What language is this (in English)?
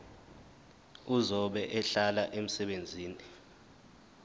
Zulu